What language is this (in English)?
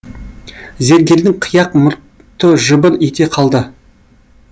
Kazakh